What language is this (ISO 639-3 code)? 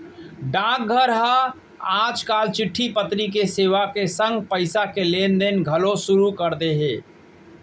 hne